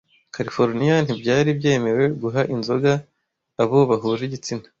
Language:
Kinyarwanda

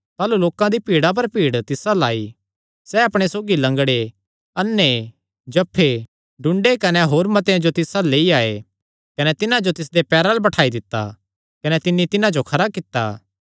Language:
Kangri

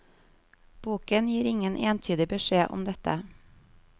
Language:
Norwegian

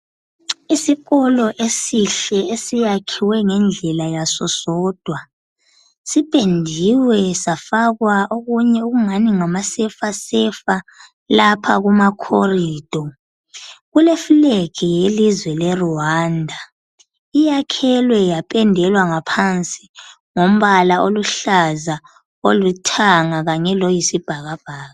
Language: North Ndebele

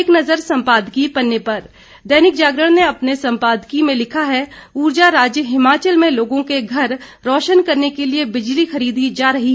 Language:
Hindi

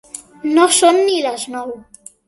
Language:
Catalan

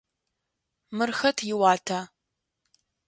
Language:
Adyghe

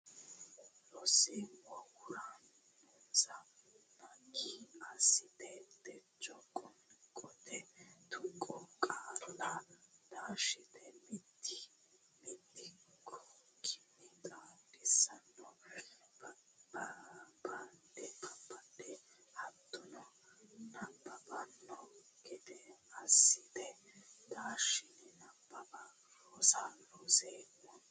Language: Sidamo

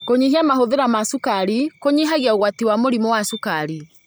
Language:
Kikuyu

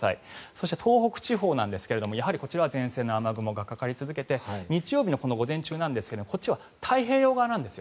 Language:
Japanese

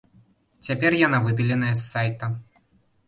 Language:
Belarusian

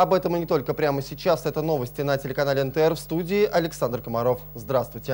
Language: Russian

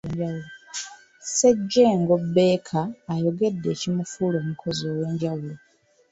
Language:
Ganda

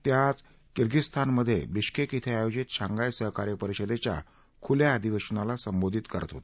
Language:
Marathi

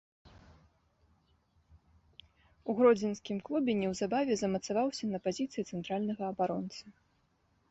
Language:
Belarusian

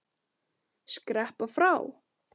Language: Icelandic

